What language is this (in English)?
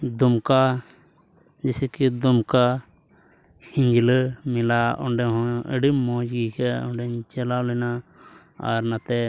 Santali